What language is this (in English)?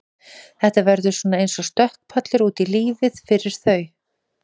Icelandic